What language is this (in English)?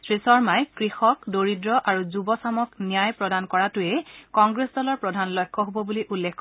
Assamese